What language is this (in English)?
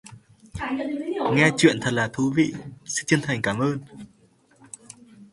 Vietnamese